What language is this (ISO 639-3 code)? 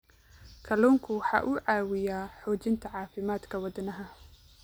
som